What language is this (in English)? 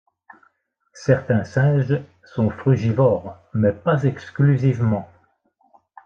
French